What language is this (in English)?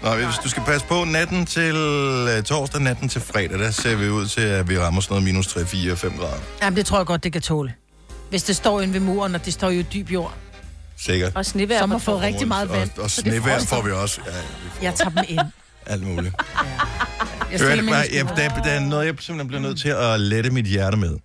Danish